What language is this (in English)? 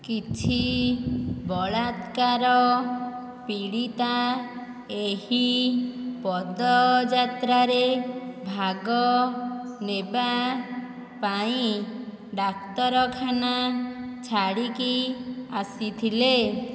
Odia